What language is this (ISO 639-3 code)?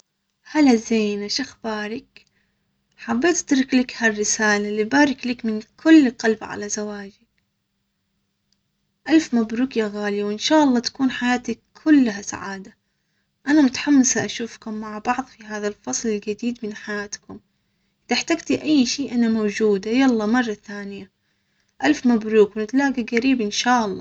acx